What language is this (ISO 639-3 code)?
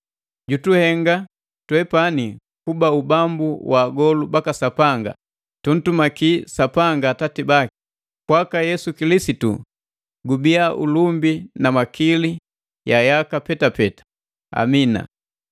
mgv